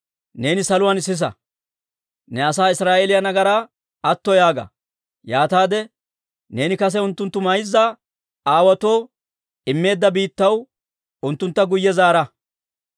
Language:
Dawro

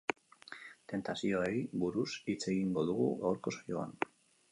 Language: Basque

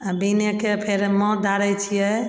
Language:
Maithili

